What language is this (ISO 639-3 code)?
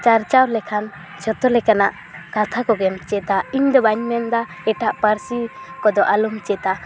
sat